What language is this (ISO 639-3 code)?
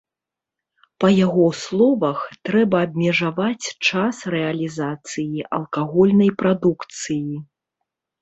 bel